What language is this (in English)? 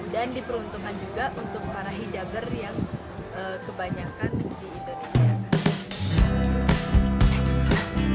Indonesian